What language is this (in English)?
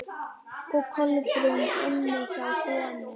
Icelandic